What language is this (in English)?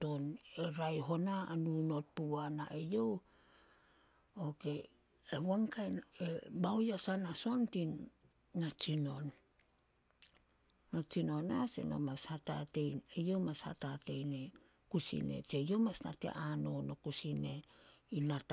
Solos